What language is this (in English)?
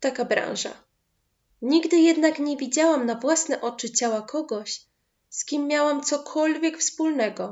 Polish